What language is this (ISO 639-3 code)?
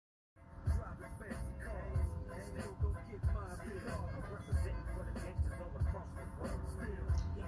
urd